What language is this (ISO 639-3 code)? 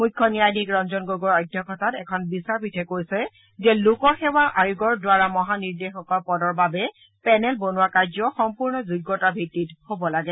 asm